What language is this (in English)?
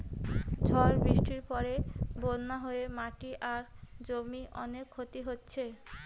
Bangla